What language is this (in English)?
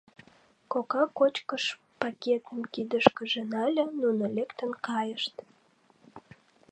Mari